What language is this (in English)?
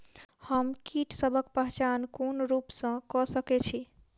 Maithili